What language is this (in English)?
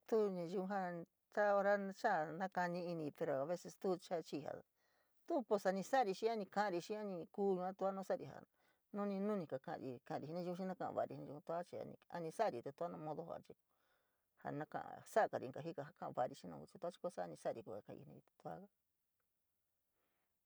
San Miguel El Grande Mixtec